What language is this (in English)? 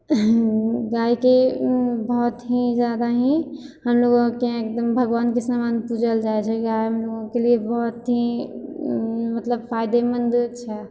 Maithili